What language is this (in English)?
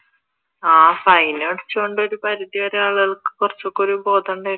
Malayalam